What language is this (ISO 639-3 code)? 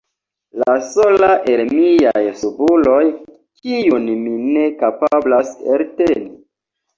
epo